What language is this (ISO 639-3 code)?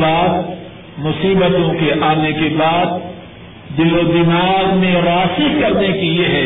urd